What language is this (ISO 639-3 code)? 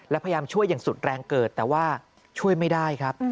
tha